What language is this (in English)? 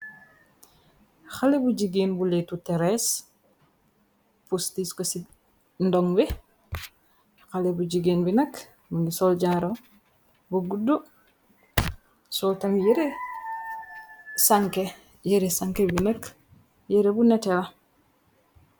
Wolof